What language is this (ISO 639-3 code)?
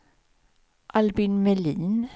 swe